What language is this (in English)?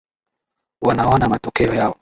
Swahili